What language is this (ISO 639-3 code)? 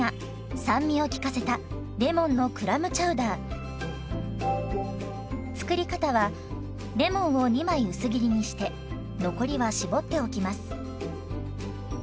jpn